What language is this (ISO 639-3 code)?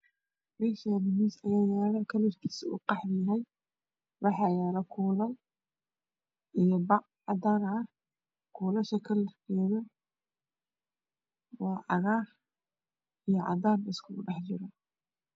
som